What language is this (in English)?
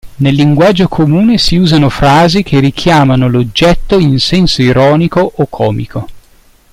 Italian